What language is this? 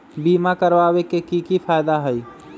Magahi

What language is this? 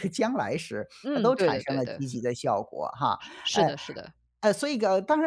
Chinese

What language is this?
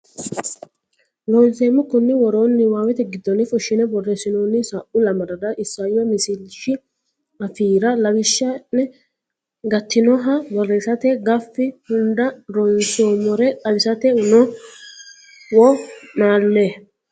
Sidamo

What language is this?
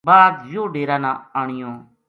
Gujari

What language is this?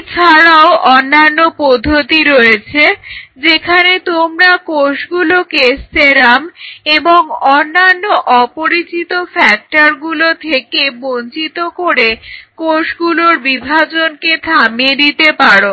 Bangla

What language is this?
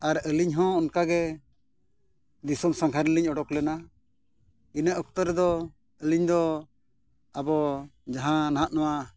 Santali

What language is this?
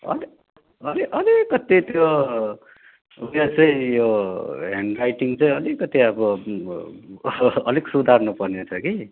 Nepali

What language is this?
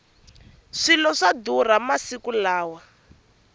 Tsonga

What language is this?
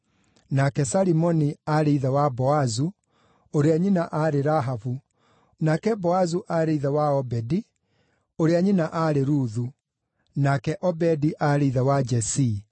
Kikuyu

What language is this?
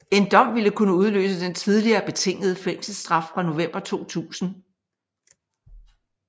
Danish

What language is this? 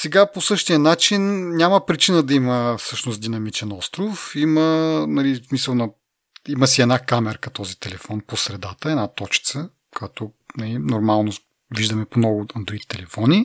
Bulgarian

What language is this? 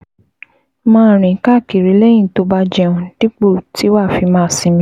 Yoruba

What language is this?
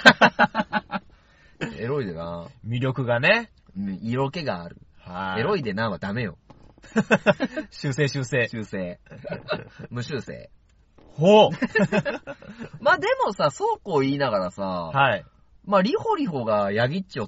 Japanese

